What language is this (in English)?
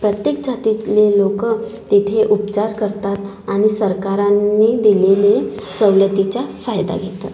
Marathi